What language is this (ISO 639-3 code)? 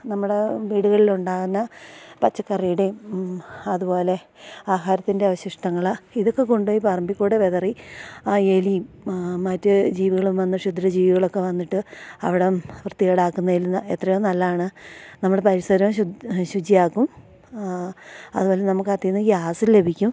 mal